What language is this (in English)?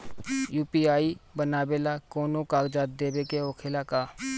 Bhojpuri